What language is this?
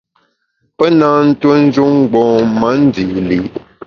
Bamun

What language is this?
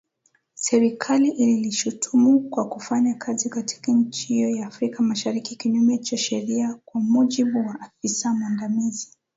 Swahili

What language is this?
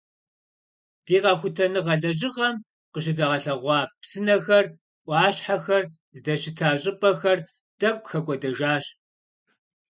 Kabardian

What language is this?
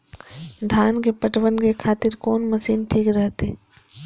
Maithili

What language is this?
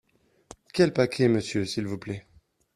French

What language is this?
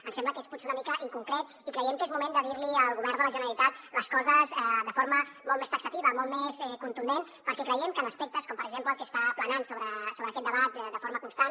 Catalan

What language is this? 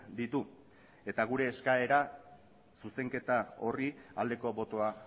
Basque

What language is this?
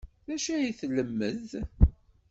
Kabyle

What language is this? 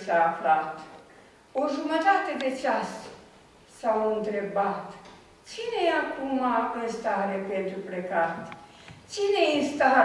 Romanian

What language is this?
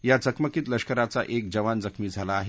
Marathi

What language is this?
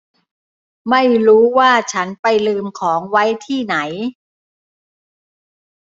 Thai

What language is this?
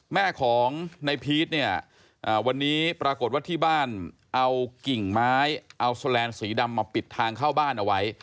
Thai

